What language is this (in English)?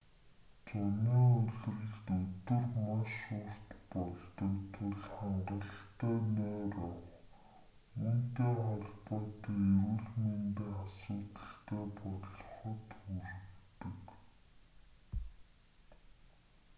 Mongolian